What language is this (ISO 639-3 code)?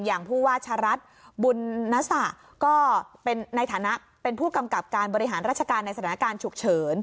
tha